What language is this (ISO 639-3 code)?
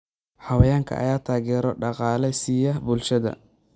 som